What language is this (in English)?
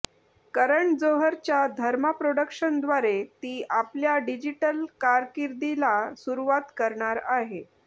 Marathi